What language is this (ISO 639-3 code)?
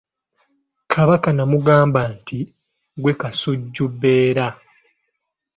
lug